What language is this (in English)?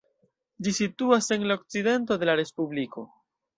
Esperanto